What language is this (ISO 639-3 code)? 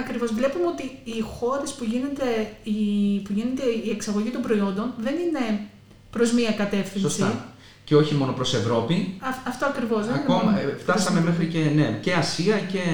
ell